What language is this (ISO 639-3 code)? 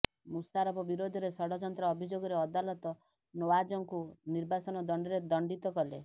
ori